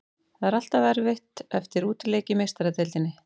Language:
Icelandic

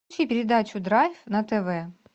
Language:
Russian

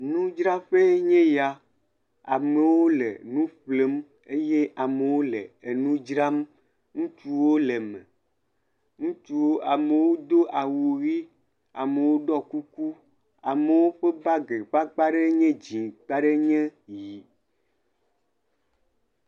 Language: Ewe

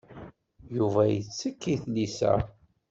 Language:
Kabyle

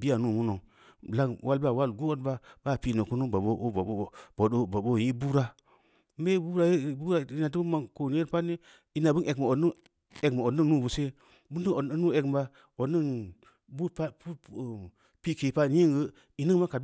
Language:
Samba Leko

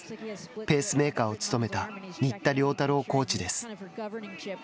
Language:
Japanese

